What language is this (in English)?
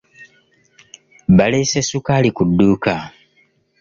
Ganda